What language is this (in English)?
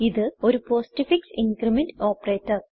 Malayalam